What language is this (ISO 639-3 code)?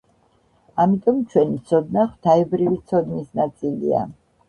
kat